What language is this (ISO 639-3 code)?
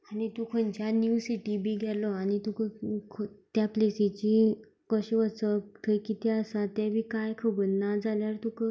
kok